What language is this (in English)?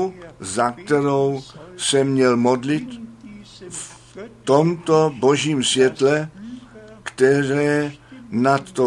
Czech